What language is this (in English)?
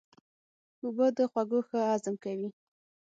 Pashto